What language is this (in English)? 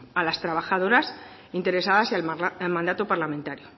Spanish